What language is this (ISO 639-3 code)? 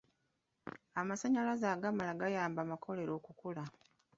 lug